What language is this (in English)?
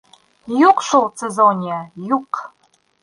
Bashkir